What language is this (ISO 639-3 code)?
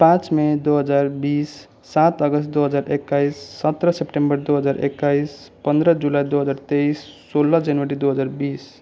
nep